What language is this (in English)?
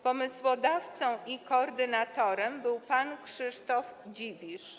Polish